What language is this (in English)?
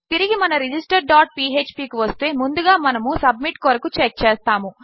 Telugu